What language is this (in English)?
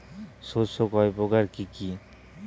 Bangla